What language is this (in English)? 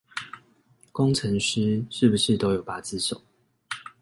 Chinese